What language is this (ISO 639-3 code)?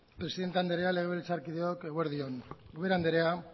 eus